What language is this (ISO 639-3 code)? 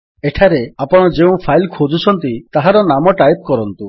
ori